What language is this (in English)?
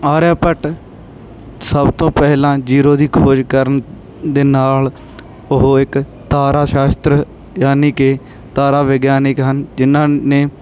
Punjabi